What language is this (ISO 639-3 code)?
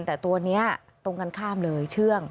tha